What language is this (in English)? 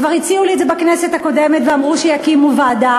Hebrew